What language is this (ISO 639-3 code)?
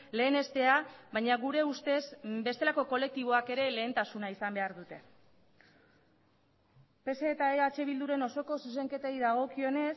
eus